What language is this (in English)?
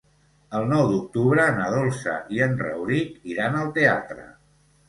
Catalan